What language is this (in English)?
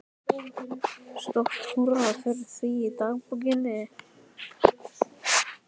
Icelandic